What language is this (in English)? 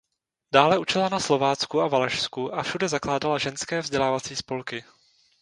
Czech